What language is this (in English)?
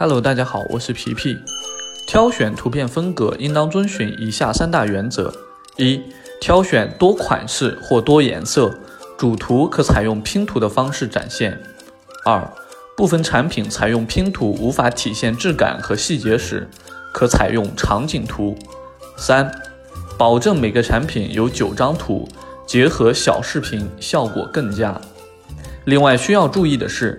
Chinese